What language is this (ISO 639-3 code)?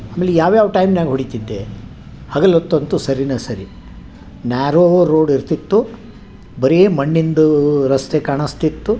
kan